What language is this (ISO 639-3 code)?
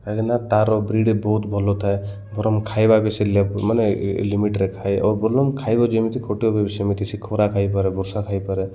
ori